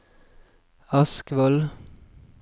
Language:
Norwegian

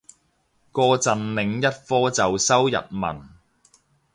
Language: Cantonese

